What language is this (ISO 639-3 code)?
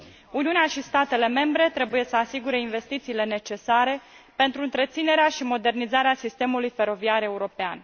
ron